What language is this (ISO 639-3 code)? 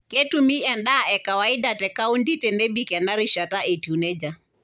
mas